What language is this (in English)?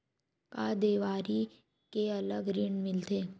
Chhattisgarhi